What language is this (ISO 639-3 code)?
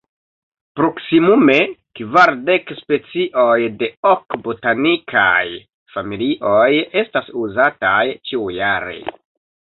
epo